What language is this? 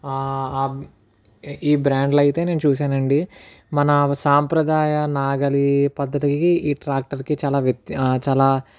Telugu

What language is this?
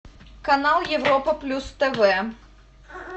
Russian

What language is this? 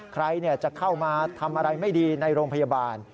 Thai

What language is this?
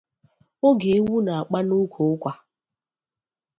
Igbo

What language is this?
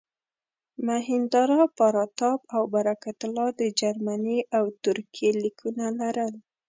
Pashto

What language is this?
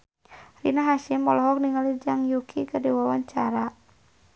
Sundanese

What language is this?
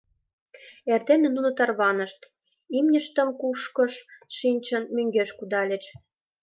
Mari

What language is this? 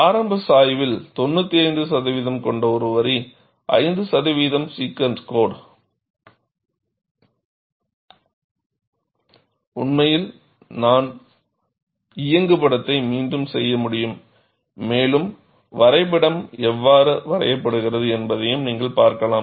Tamil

